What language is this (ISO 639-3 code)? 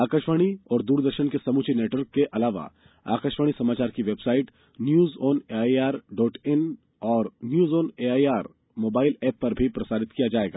hin